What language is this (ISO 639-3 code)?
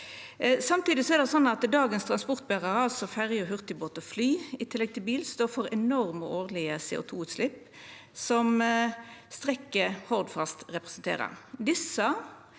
nor